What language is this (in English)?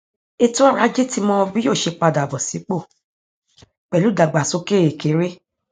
Yoruba